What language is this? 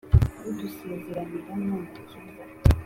Kinyarwanda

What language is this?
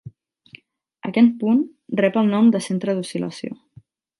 Catalan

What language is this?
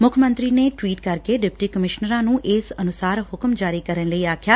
Punjabi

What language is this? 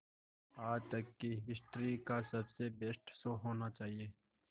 Hindi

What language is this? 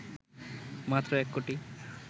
Bangla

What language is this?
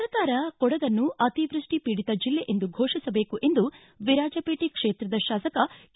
Kannada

